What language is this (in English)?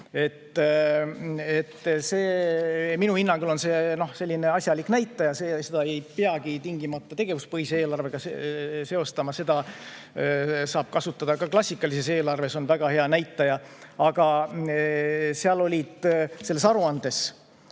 Estonian